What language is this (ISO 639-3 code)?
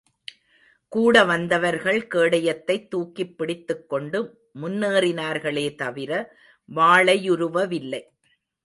tam